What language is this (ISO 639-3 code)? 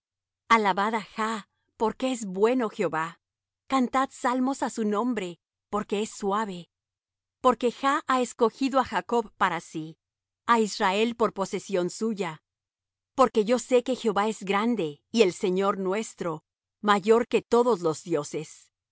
spa